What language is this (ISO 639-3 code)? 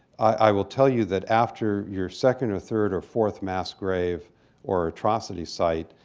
eng